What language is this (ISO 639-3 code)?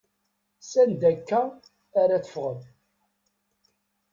kab